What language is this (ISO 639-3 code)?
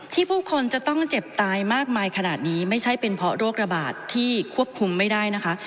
tha